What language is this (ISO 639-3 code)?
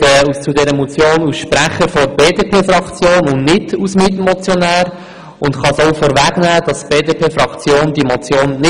gsw